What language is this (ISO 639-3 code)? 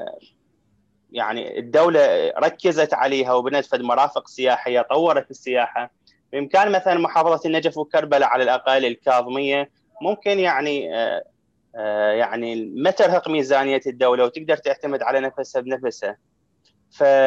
ara